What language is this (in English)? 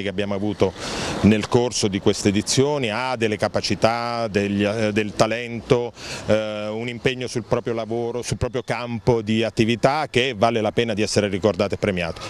Italian